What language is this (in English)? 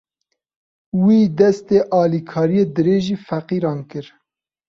Kurdish